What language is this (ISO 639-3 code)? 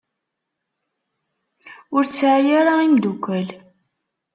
kab